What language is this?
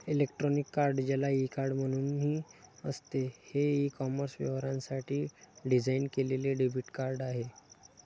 Marathi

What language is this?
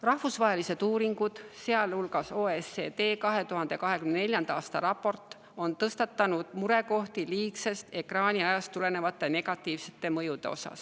Estonian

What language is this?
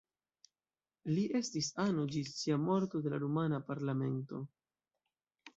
Esperanto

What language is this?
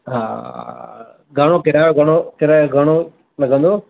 Sindhi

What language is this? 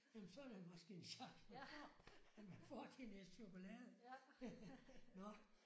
Danish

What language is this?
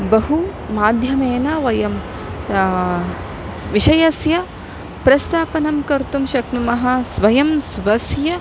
Sanskrit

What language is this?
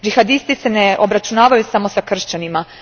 Croatian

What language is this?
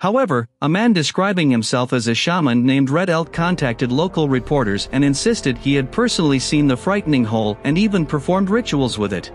English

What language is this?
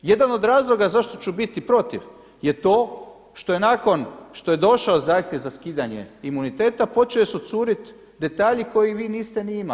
Croatian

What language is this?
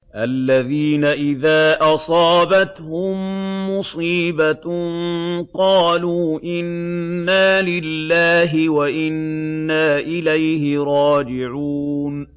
Arabic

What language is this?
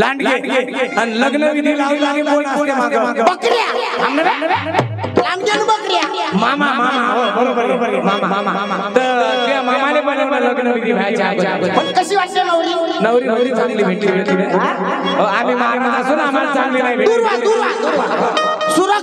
Indonesian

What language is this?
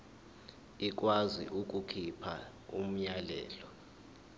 Zulu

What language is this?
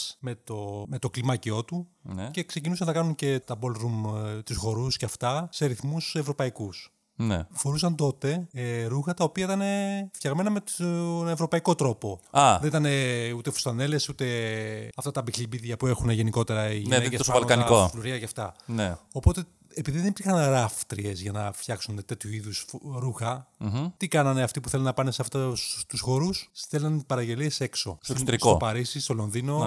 Greek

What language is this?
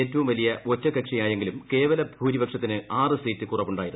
Malayalam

